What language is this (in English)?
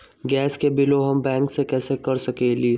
Magahi